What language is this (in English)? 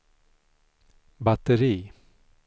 Swedish